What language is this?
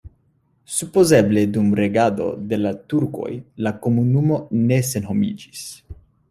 Esperanto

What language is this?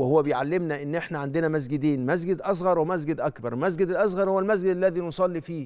Arabic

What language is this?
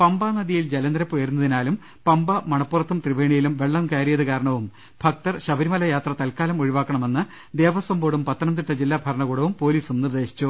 Malayalam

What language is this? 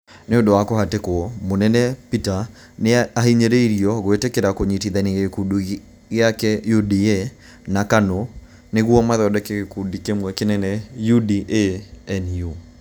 Kikuyu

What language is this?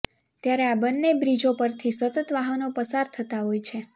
Gujarati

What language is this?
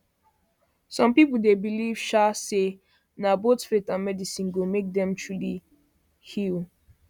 Nigerian Pidgin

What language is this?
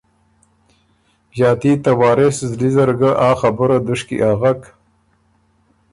Ormuri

